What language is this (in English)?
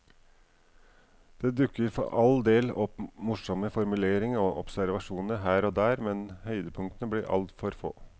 Norwegian